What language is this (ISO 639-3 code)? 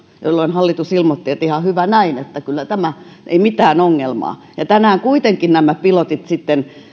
fin